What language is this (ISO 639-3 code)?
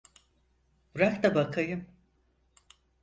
tur